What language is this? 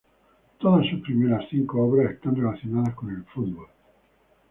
Spanish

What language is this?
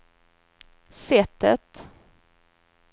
Swedish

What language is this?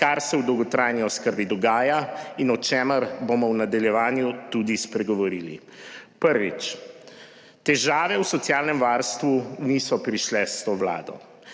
Slovenian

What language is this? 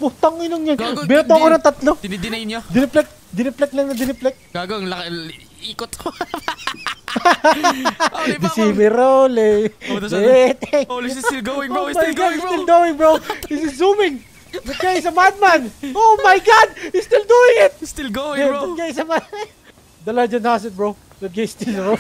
Filipino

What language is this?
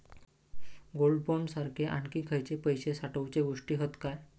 Marathi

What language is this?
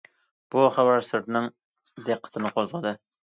Uyghur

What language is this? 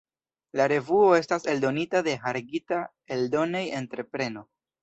Esperanto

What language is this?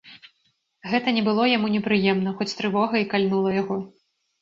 Belarusian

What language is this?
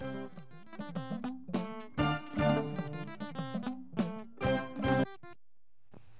Fula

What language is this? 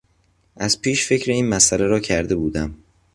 Persian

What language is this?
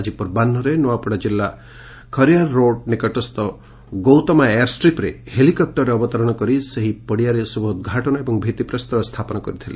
Odia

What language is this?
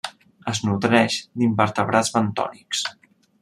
Catalan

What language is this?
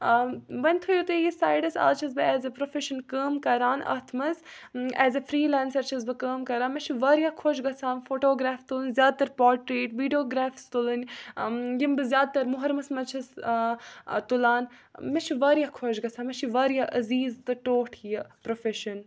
Kashmiri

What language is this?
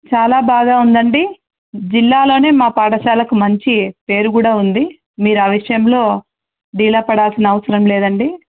Telugu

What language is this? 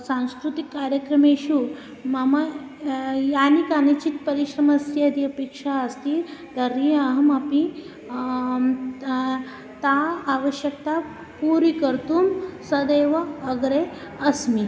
Sanskrit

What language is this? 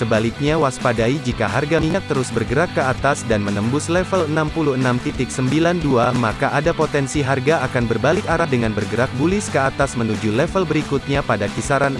Indonesian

